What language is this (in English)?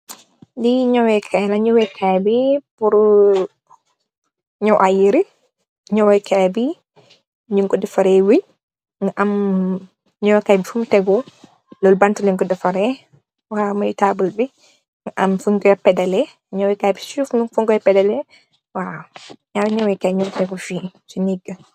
Wolof